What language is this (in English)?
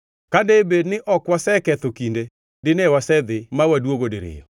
Luo (Kenya and Tanzania)